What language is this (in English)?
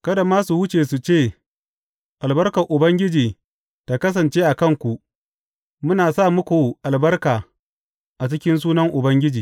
Hausa